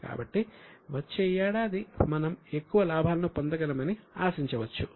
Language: Telugu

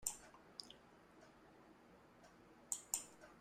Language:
Chinese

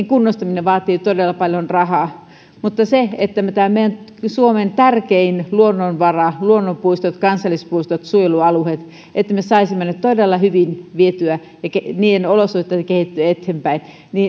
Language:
Finnish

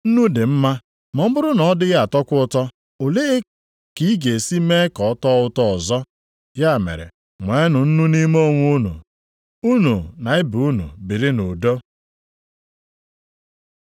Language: Igbo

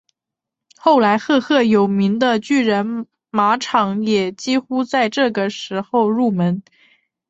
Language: Chinese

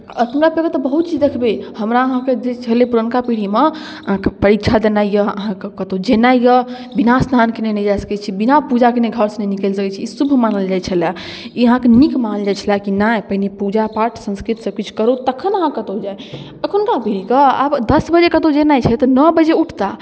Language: Maithili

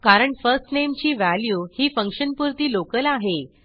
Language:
Marathi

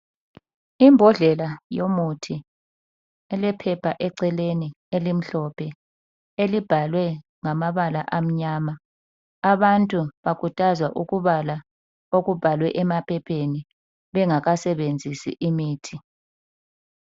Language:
North Ndebele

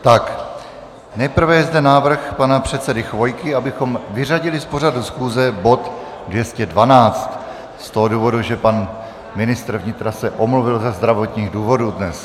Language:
Czech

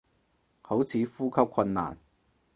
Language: Cantonese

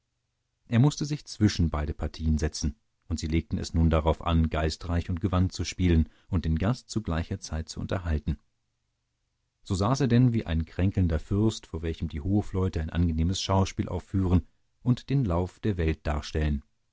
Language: German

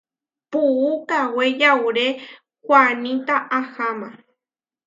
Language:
Huarijio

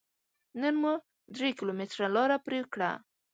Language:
Pashto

